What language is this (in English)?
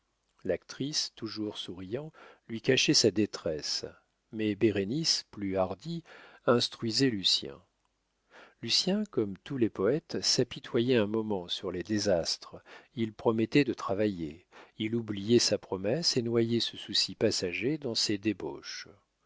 French